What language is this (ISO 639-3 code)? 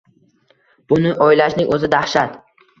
uzb